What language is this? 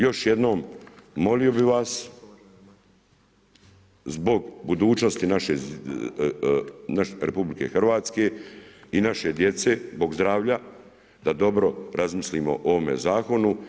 Croatian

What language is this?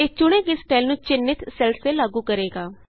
Punjabi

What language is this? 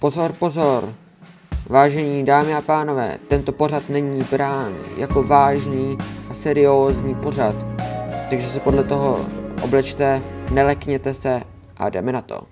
Czech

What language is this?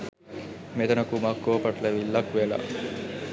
Sinhala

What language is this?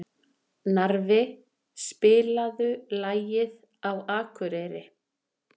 Icelandic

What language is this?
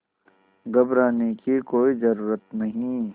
Hindi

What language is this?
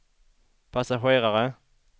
Swedish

